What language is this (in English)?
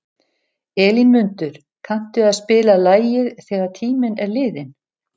Icelandic